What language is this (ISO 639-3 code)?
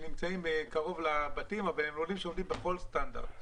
heb